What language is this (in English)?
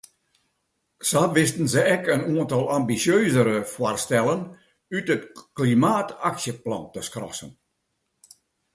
Western Frisian